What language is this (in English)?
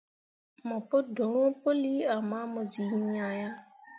Mundang